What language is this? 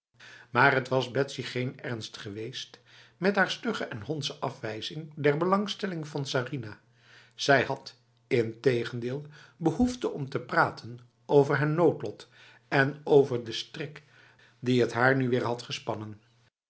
Dutch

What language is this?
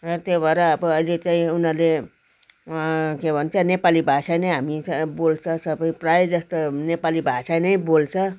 Nepali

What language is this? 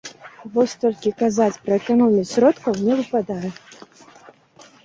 Belarusian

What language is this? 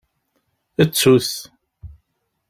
Kabyle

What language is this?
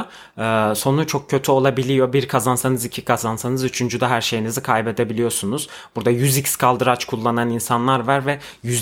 Turkish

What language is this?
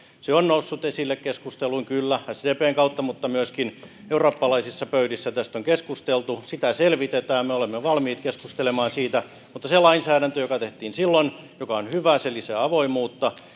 Finnish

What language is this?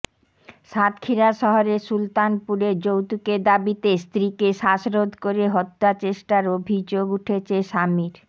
Bangla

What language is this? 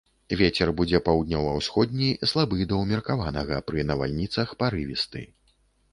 Belarusian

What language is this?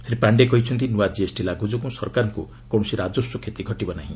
Odia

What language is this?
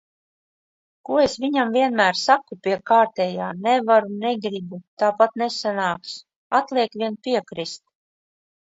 Latvian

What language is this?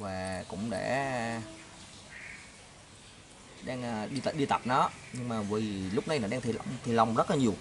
Vietnamese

